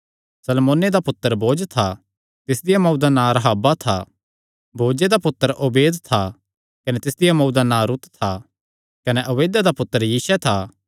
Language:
Kangri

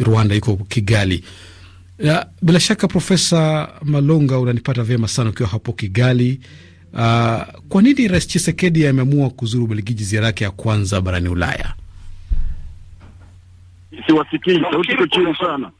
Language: Swahili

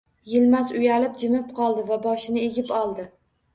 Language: Uzbek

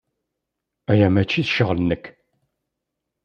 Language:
Kabyle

